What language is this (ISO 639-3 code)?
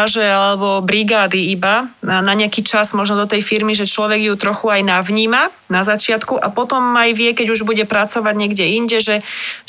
slk